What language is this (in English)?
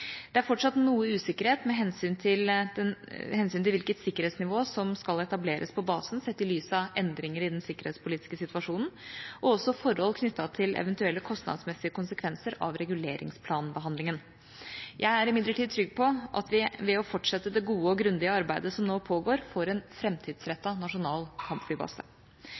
Norwegian Bokmål